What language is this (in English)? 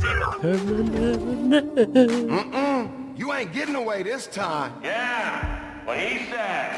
English